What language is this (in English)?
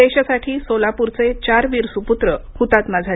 Marathi